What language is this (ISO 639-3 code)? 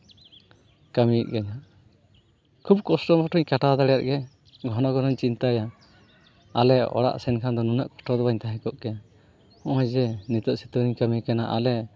sat